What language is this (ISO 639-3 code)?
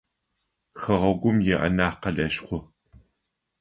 ady